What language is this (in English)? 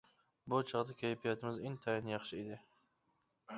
Uyghur